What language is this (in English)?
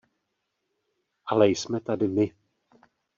Czech